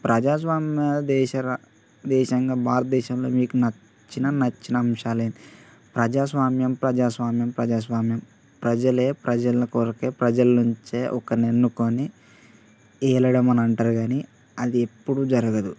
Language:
Telugu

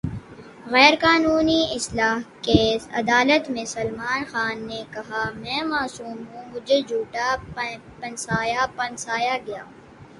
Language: Urdu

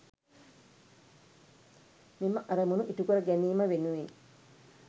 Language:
Sinhala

